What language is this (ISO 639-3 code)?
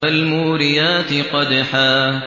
ara